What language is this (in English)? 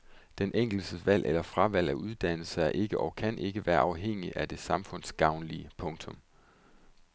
Danish